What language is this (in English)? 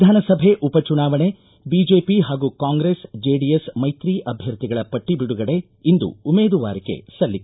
Kannada